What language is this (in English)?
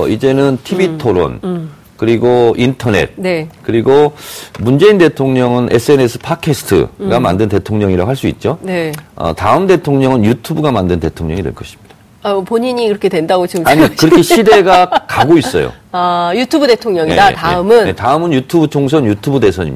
Korean